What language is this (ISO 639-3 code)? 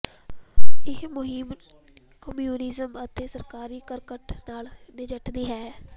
pan